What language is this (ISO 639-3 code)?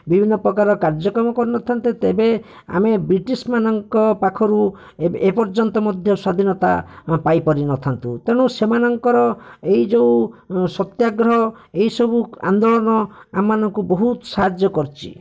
ori